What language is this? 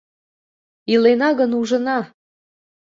Mari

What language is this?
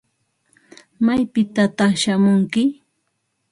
Ambo-Pasco Quechua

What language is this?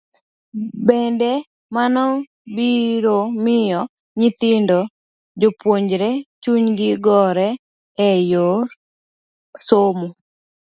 Luo (Kenya and Tanzania)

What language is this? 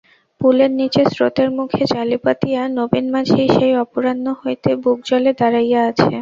Bangla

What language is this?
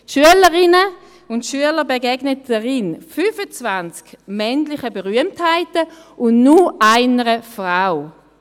Swiss German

